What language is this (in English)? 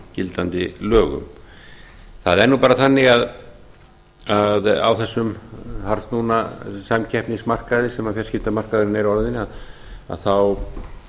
Icelandic